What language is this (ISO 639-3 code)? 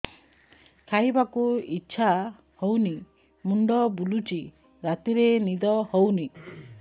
ori